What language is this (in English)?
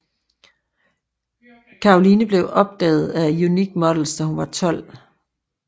Danish